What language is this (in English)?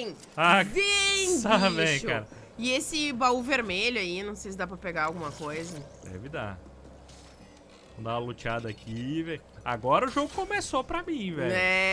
Portuguese